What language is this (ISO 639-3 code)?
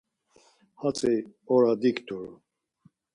lzz